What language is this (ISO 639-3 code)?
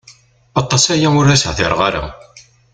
kab